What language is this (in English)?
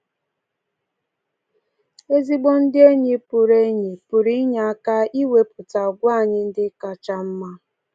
Igbo